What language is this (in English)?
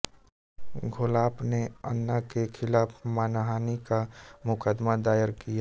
Hindi